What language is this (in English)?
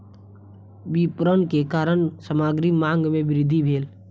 Maithili